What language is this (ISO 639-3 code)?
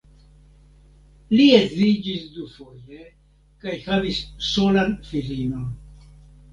epo